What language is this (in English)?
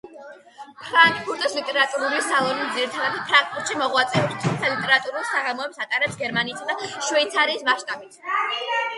Georgian